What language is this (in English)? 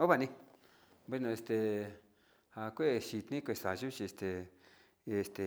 Sinicahua Mixtec